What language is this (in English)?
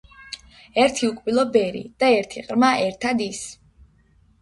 Georgian